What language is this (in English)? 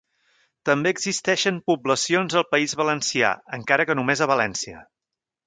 Catalan